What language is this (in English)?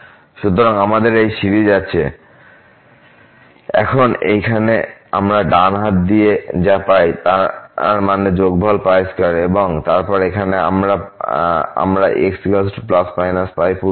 Bangla